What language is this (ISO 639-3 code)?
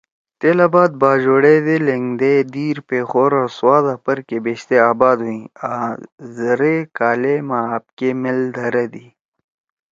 trw